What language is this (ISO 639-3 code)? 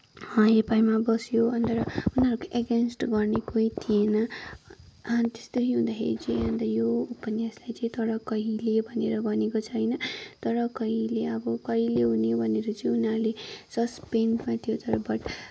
nep